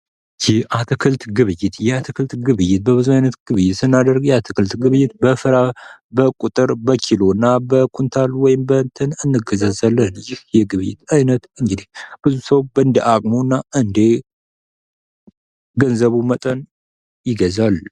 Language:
Amharic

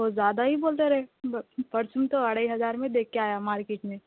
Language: Urdu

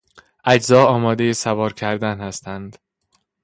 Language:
Persian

